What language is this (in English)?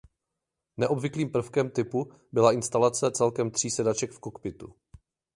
Czech